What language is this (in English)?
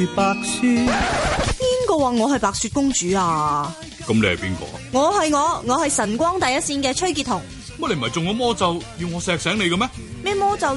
Chinese